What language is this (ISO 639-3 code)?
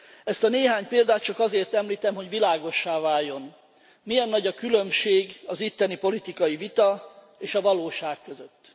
hun